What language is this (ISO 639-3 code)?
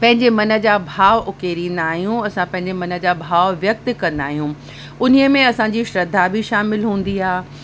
snd